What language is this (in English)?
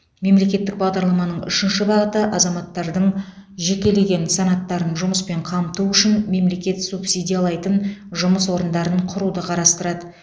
Kazakh